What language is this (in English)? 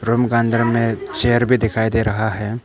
Hindi